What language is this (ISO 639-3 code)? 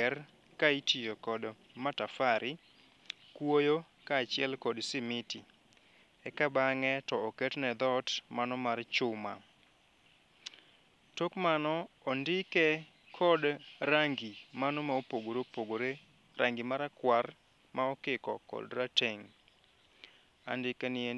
luo